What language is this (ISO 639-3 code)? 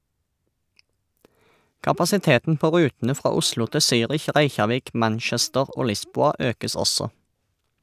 nor